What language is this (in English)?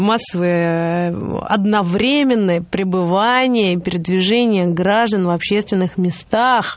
Russian